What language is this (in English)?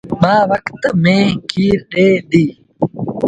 Sindhi Bhil